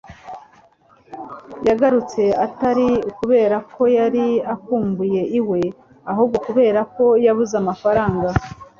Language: Kinyarwanda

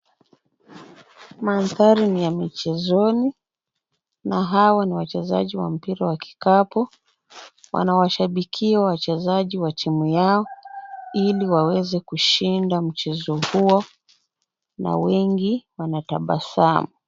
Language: Swahili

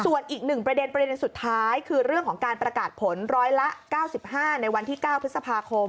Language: Thai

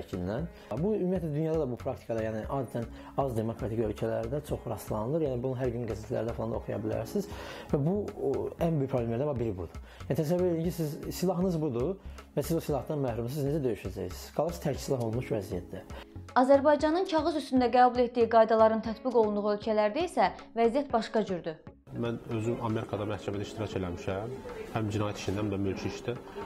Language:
Russian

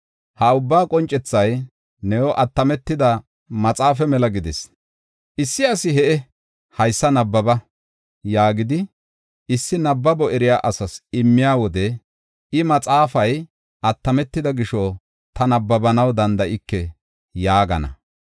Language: Gofa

